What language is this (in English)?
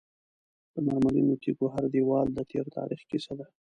Pashto